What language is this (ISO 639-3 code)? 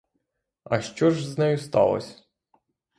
ukr